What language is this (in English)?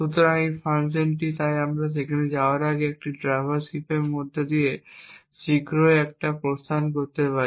Bangla